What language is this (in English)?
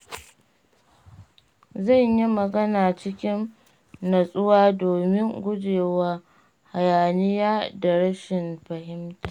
Hausa